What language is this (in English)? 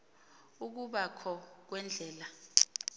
Xhosa